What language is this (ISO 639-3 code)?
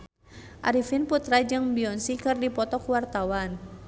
sun